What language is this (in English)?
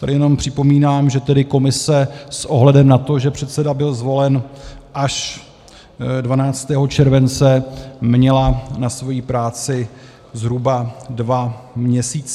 Czech